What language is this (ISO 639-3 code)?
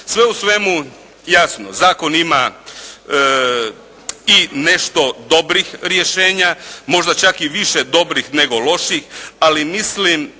hrv